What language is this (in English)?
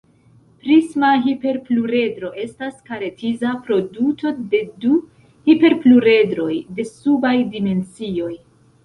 Esperanto